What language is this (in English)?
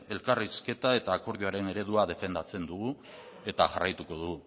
Basque